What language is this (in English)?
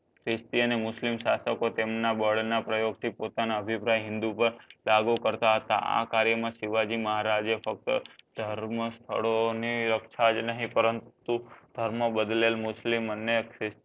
Gujarati